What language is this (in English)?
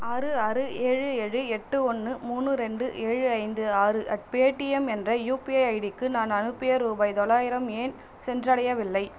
Tamil